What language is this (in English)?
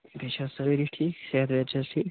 Kashmiri